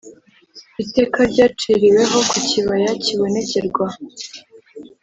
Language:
Kinyarwanda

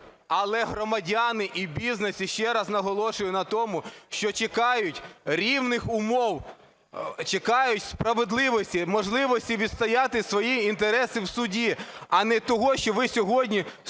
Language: Ukrainian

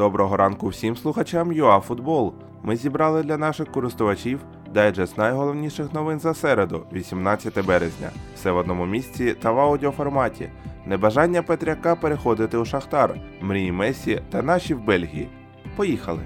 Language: Ukrainian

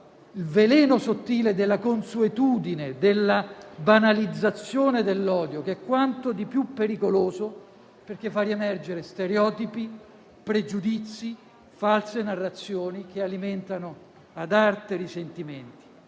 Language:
Italian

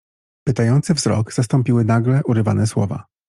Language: Polish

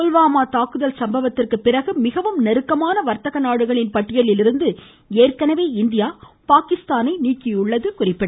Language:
Tamil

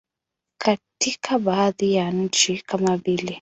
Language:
Swahili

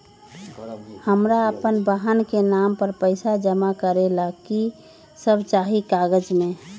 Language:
Magahi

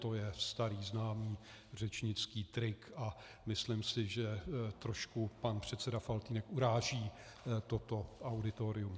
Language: Czech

